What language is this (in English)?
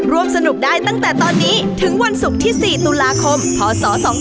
Thai